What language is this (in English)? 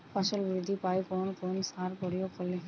Bangla